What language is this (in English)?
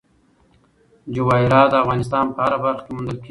Pashto